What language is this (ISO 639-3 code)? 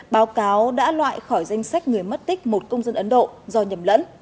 vie